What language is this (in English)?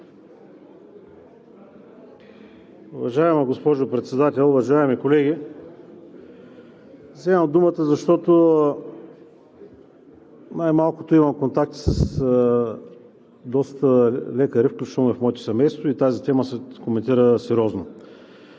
Bulgarian